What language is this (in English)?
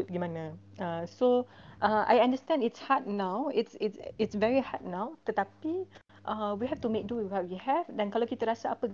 Malay